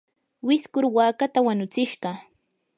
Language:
Yanahuanca Pasco Quechua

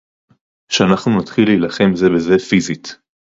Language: Hebrew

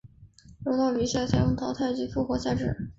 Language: Chinese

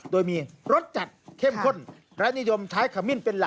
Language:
Thai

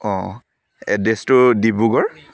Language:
Assamese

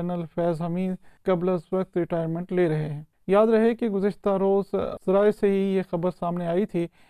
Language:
Urdu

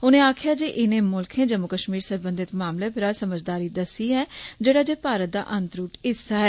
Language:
Dogri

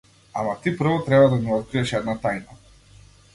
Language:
Macedonian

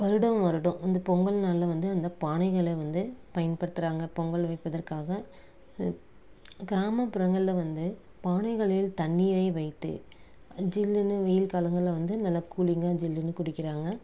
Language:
Tamil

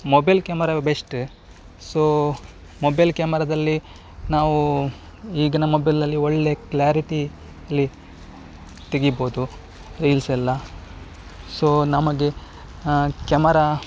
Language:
Kannada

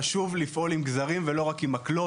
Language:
Hebrew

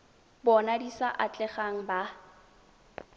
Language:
Tswana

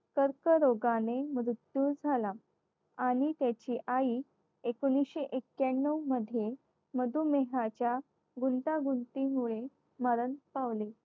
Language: Marathi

